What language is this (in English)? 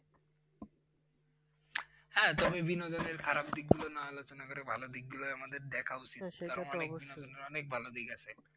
Bangla